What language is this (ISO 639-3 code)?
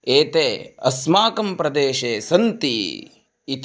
san